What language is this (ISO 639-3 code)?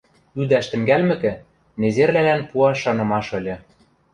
mrj